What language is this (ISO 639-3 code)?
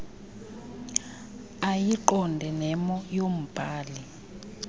xho